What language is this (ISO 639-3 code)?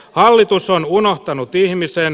fin